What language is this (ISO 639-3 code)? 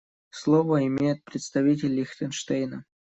rus